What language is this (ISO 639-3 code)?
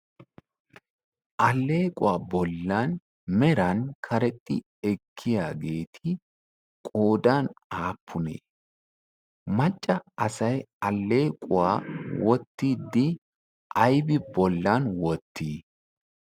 wal